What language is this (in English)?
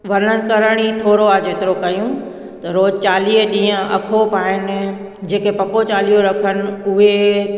Sindhi